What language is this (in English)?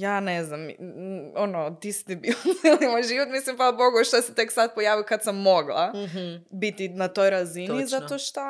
Croatian